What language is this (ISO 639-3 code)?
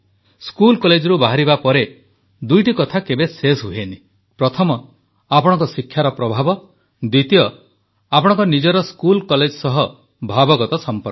ori